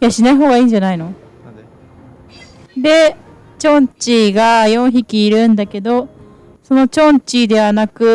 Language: Japanese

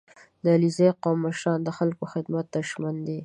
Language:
Pashto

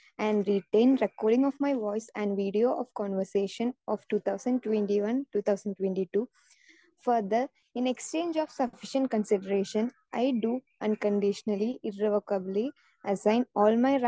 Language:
Malayalam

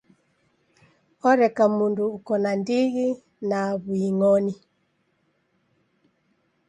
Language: Taita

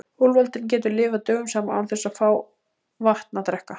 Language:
Icelandic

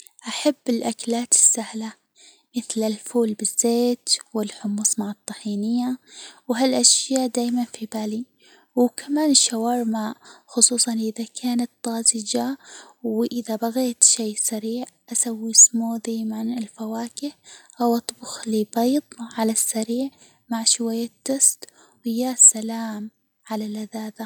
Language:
Hijazi Arabic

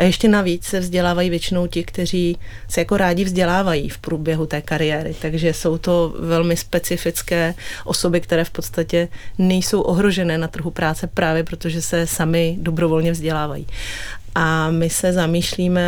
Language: Czech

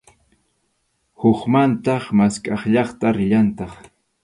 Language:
Arequipa-La Unión Quechua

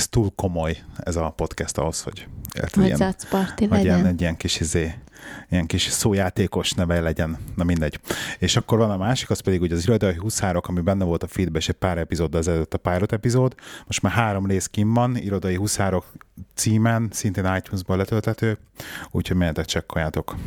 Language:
Hungarian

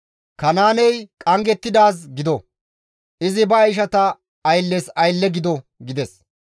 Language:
Gamo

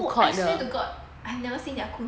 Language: English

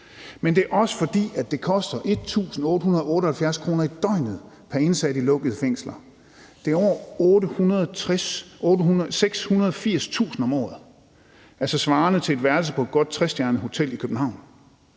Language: Danish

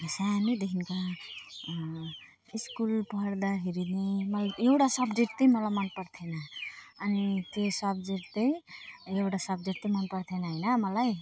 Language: Nepali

